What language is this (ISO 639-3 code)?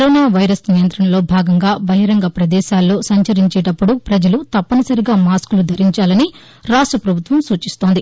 tel